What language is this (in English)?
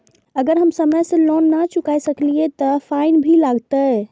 Maithili